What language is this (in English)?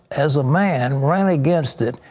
English